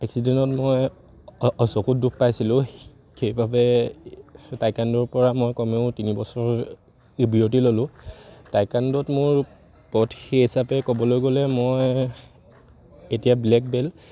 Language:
Assamese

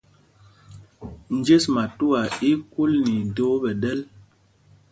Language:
Mpumpong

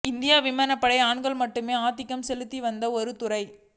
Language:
Tamil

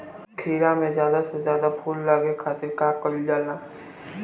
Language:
Bhojpuri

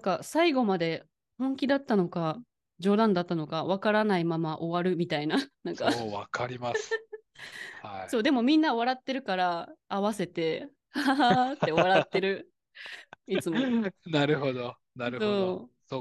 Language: Japanese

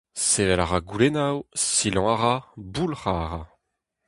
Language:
Breton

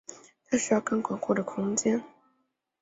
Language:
Chinese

